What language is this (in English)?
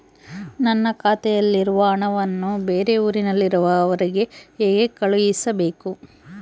Kannada